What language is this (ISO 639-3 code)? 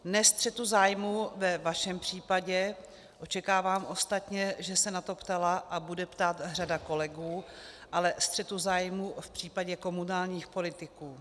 ces